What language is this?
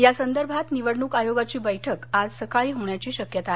Marathi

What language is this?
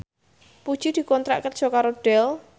Javanese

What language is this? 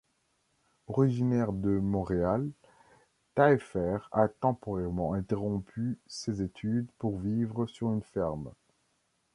French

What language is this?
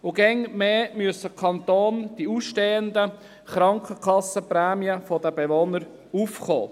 Swiss German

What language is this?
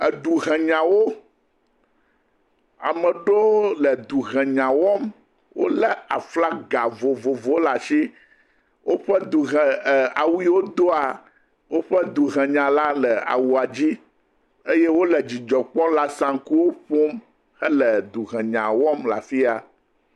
Ewe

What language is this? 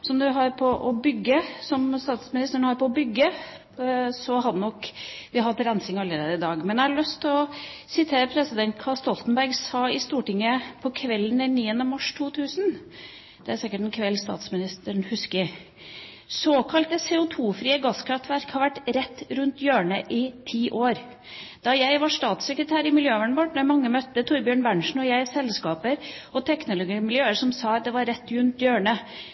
Norwegian Nynorsk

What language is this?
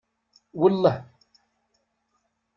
Kabyle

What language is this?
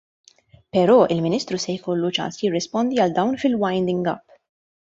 Maltese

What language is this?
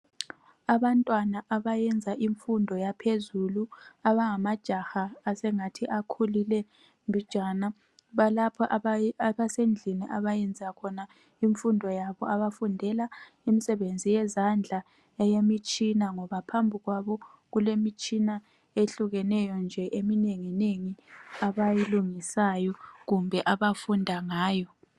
North Ndebele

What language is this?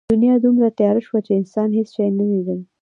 Pashto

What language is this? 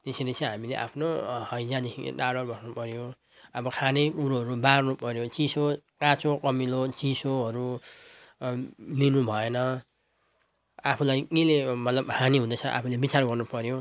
Nepali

